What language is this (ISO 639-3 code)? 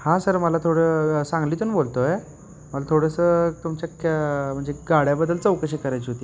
mar